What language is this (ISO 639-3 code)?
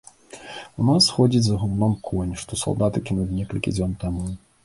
bel